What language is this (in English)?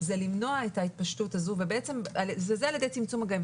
Hebrew